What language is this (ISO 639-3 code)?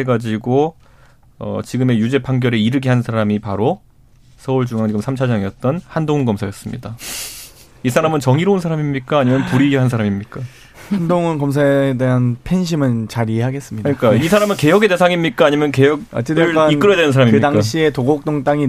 kor